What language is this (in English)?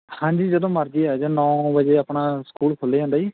Punjabi